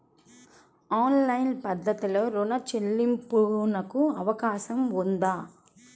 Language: Telugu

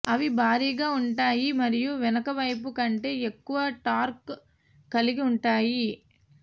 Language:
Telugu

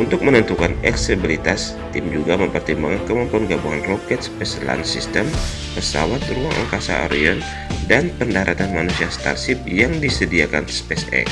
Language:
Indonesian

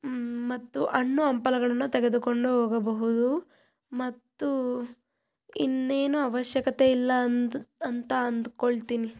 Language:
Kannada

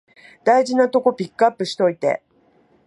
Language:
Japanese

